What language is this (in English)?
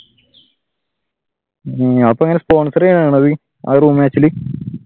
Malayalam